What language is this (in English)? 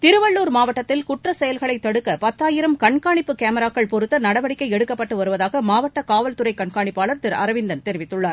Tamil